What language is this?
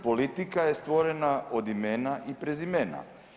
Croatian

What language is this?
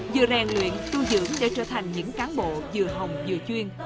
Vietnamese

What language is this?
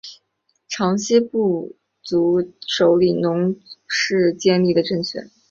Chinese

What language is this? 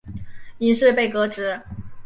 Chinese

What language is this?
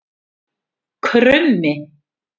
Icelandic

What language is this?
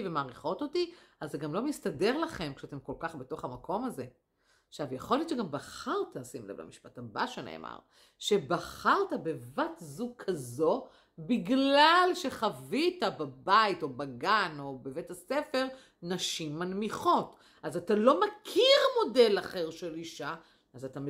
Hebrew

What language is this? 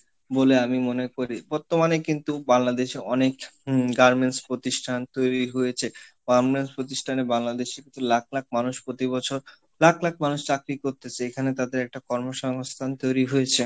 Bangla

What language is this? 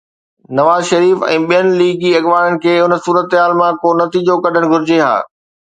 Sindhi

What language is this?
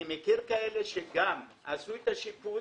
Hebrew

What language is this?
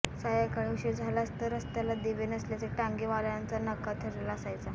Marathi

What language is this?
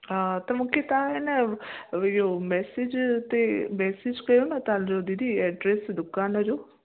Sindhi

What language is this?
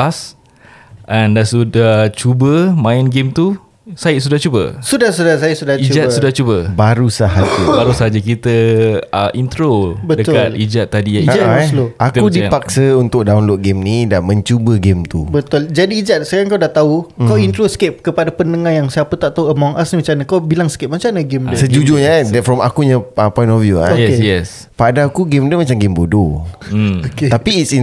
Malay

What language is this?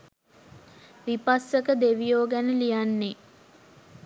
Sinhala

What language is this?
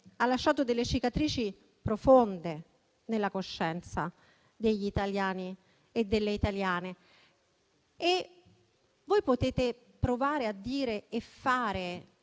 Italian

